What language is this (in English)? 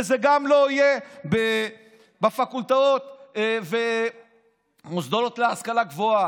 Hebrew